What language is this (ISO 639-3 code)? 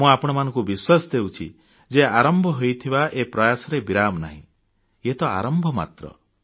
ori